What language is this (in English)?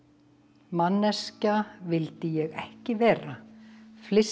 Icelandic